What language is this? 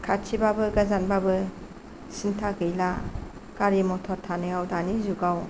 Bodo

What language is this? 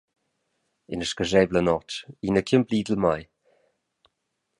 Romansh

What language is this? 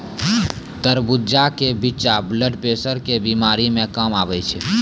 Maithili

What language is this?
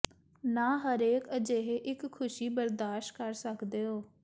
Punjabi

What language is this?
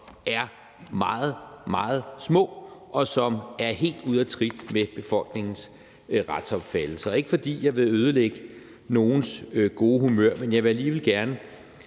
Danish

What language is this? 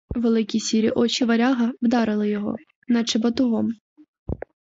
Ukrainian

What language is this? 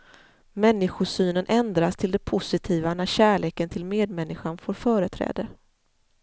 Swedish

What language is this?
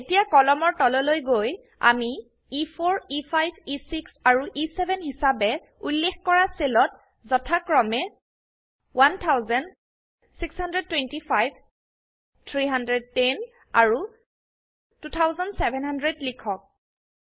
Assamese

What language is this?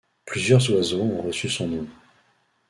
French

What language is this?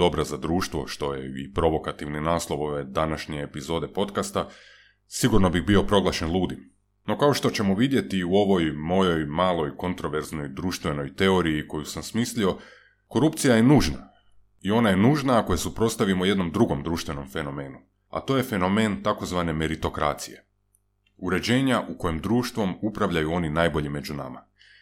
Croatian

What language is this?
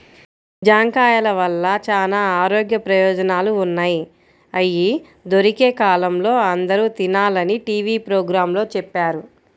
Telugu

